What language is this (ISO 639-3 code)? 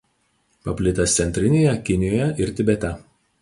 lit